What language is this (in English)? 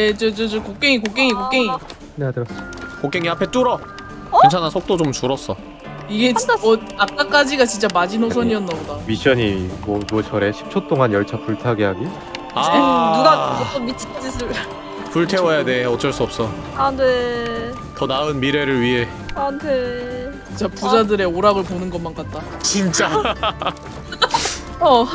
Korean